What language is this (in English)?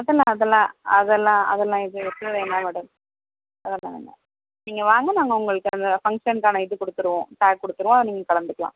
Tamil